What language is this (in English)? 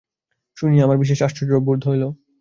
Bangla